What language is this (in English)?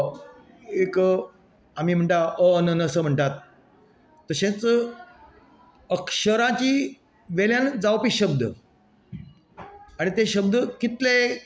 Konkani